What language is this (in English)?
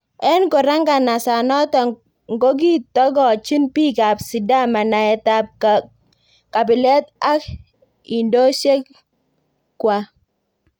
Kalenjin